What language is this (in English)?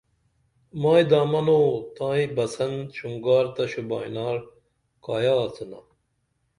Dameli